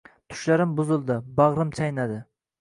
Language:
Uzbek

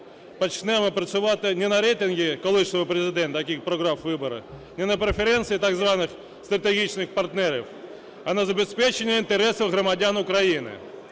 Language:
Ukrainian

